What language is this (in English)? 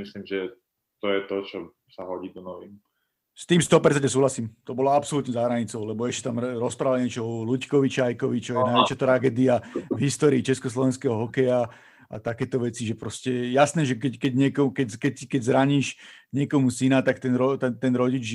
Slovak